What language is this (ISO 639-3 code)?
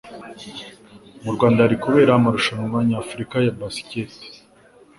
kin